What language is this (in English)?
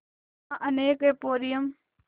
Hindi